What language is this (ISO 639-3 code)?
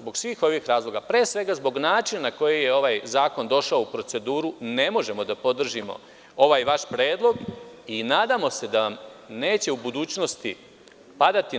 srp